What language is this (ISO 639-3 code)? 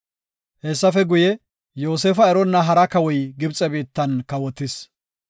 gof